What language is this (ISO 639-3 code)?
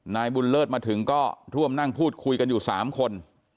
tha